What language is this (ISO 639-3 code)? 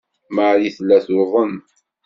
kab